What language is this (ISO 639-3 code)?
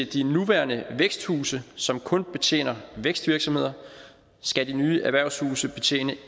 dan